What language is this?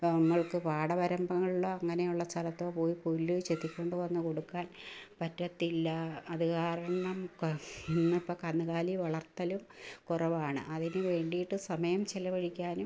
Malayalam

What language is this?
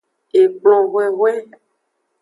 Aja (Benin)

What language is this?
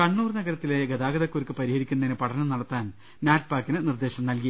Malayalam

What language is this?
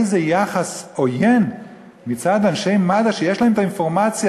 Hebrew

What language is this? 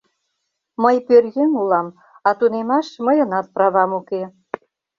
Mari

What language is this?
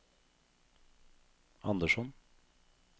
Norwegian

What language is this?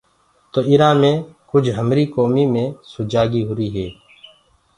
Gurgula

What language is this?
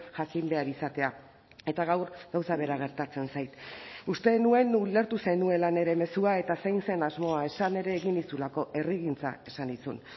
Basque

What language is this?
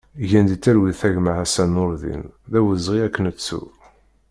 Kabyle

